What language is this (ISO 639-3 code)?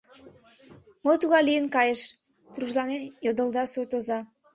chm